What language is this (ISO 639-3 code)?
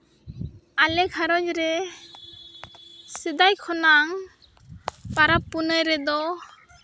sat